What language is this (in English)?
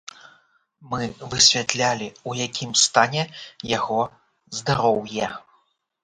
Belarusian